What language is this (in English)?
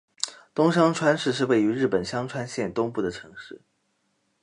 Chinese